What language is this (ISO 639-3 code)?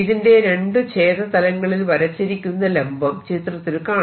mal